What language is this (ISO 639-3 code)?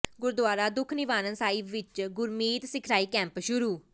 pan